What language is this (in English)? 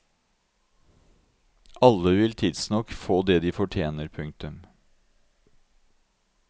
Norwegian